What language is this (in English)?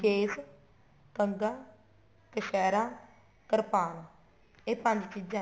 Punjabi